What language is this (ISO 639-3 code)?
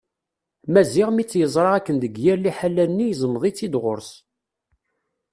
kab